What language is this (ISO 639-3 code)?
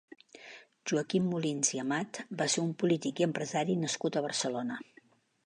cat